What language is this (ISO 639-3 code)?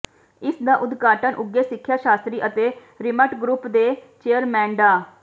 pan